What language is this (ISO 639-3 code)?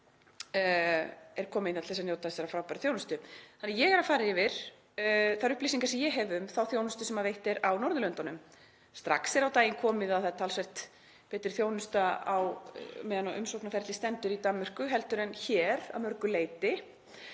isl